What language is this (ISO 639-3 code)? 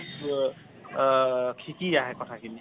asm